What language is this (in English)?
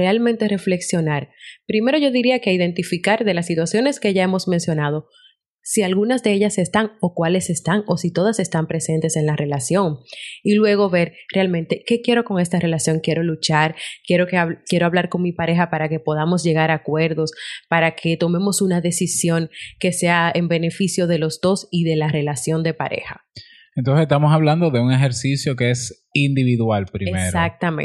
Spanish